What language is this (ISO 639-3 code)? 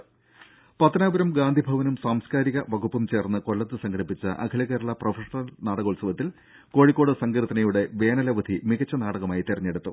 mal